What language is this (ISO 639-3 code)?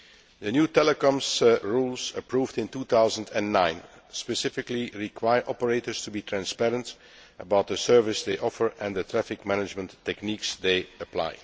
eng